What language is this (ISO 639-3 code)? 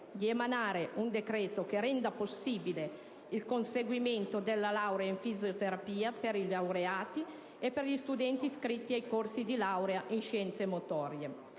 ita